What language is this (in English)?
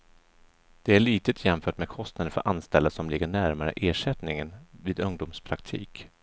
Swedish